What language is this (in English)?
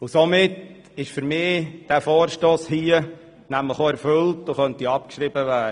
Swiss German